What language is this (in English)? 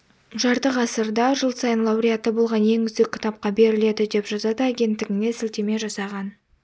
Kazakh